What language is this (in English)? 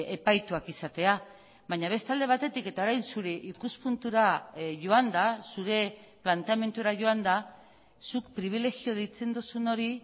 Basque